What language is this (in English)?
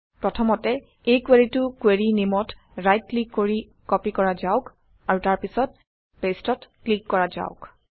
Assamese